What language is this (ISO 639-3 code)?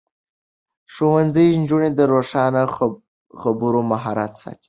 pus